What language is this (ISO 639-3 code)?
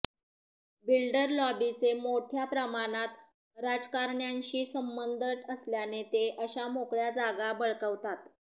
mar